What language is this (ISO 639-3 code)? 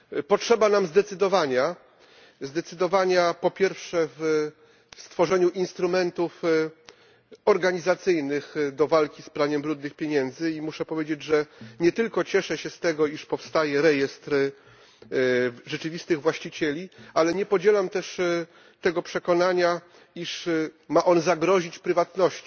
pol